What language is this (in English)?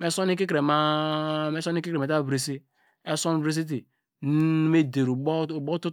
Degema